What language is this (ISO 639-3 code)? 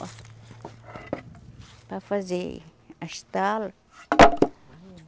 por